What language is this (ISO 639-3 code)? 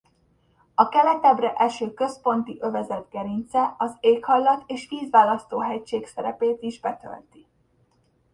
hun